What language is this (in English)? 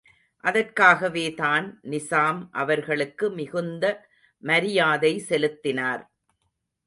Tamil